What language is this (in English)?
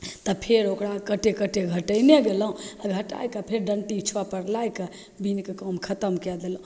Maithili